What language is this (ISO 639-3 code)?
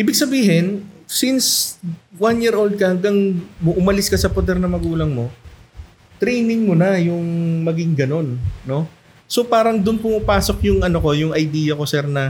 fil